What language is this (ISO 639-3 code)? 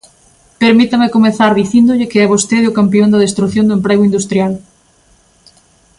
glg